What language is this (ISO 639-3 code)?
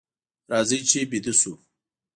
pus